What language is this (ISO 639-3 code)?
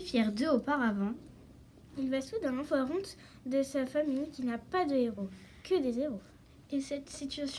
fra